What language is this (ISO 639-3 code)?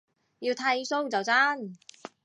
yue